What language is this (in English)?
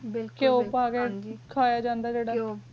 Punjabi